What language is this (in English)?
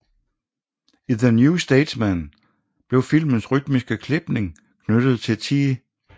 Danish